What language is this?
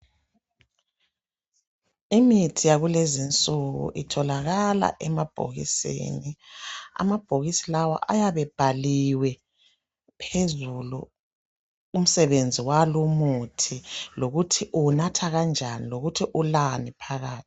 North Ndebele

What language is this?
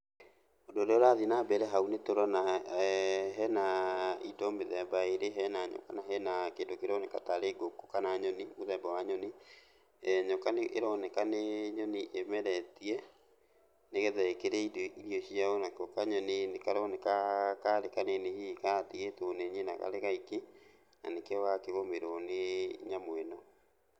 Kikuyu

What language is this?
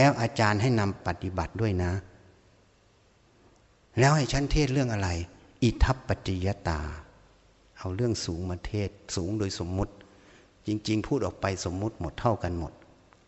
Thai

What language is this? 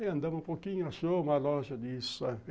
Portuguese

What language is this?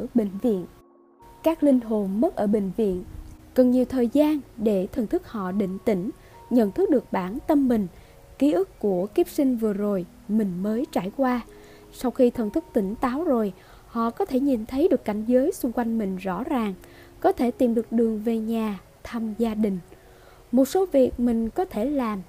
Vietnamese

